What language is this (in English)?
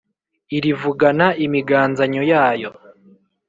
Kinyarwanda